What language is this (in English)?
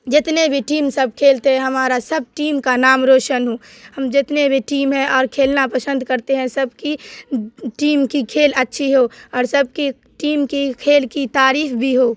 Urdu